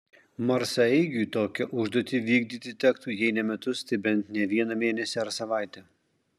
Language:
Lithuanian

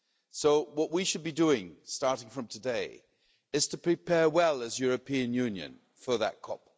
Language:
English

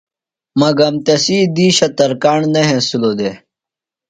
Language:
Phalura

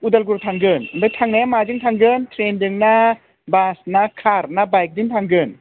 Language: Bodo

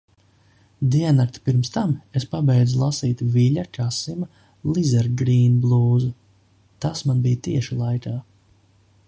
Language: Latvian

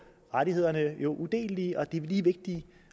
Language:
Danish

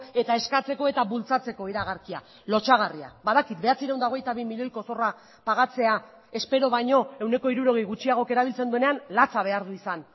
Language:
Basque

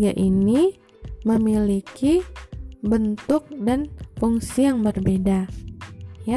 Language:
Indonesian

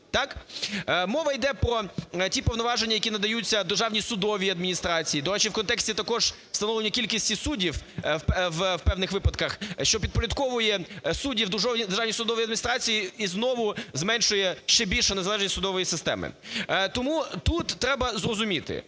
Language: Ukrainian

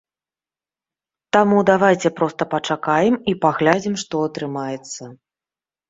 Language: Belarusian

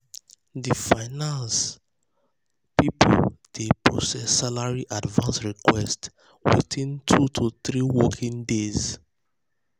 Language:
Nigerian Pidgin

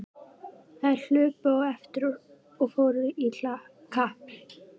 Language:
Icelandic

